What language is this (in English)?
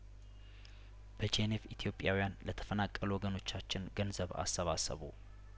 Amharic